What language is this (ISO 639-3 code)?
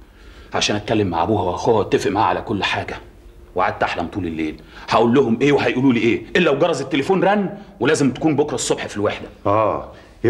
ara